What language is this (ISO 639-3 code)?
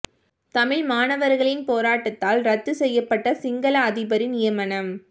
tam